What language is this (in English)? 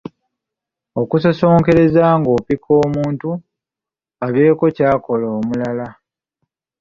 Ganda